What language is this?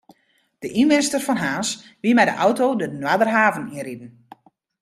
Western Frisian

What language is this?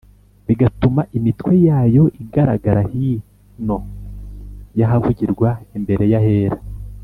Kinyarwanda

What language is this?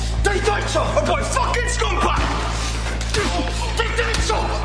Welsh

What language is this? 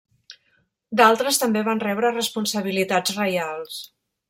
Catalan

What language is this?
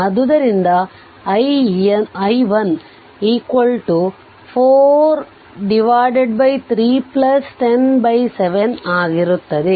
Kannada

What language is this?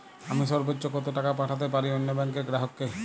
Bangla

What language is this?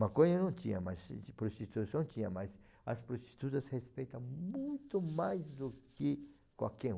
Portuguese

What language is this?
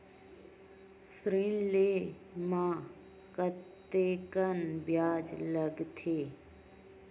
Chhattisgarhi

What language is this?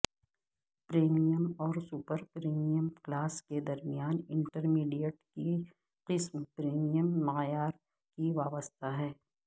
Urdu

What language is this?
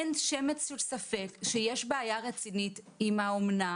Hebrew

